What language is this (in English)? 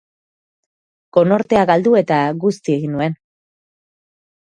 Basque